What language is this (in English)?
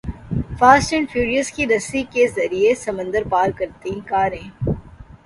Urdu